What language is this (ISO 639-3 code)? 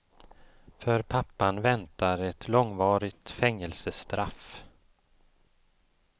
swe